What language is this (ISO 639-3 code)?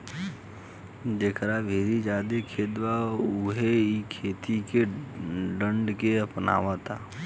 bho